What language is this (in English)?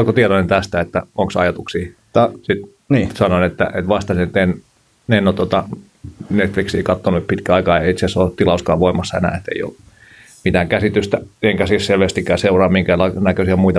Finnish